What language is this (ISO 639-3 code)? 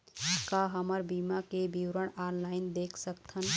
hne